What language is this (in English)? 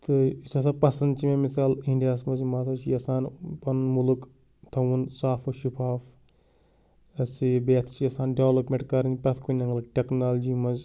Kashmiri